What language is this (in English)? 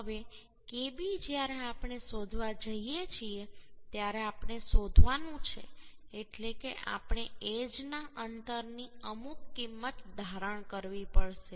Gujarati